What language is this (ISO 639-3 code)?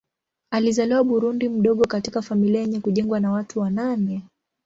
swa